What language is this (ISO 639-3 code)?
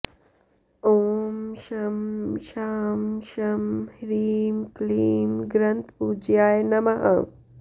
san